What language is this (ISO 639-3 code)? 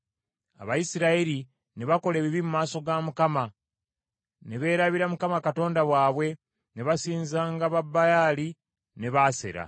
lug